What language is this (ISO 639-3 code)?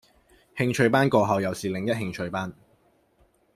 yue